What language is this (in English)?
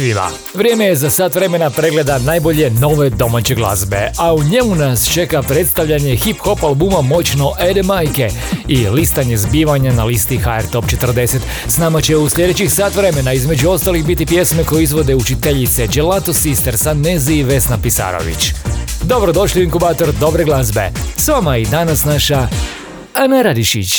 Croatian